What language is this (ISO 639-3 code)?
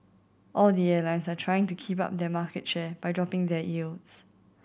eng